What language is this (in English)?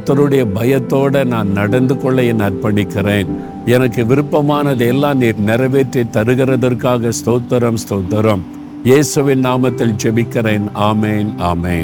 Tamil